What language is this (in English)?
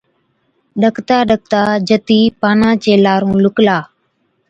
Od